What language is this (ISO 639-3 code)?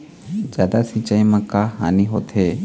hne